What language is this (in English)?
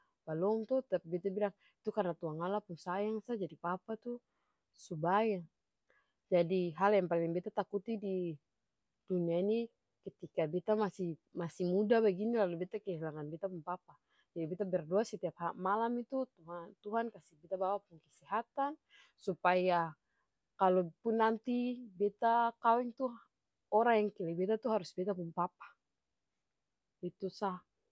Ambonese Malay